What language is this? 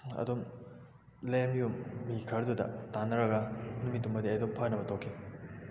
Manipuri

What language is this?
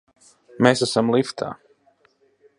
Latvian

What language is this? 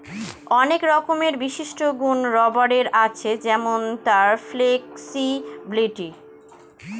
Bangla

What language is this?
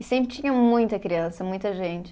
Portuguese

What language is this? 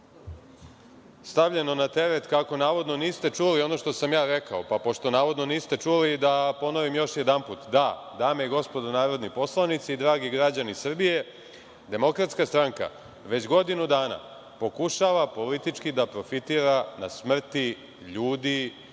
Serbian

